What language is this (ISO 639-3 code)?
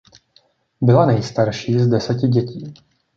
ces